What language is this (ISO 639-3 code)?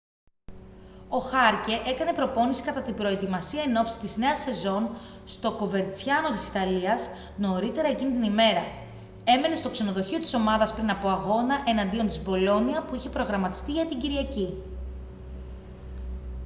ell